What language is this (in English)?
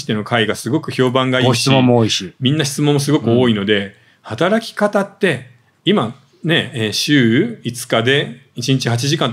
Japanese